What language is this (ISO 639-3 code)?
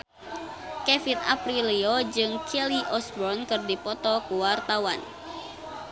sun